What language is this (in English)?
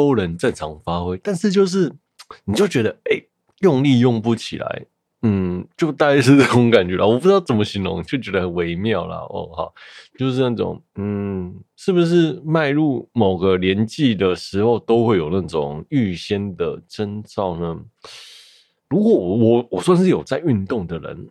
Chinese